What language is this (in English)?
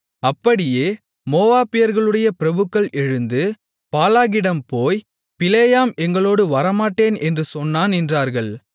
Tamil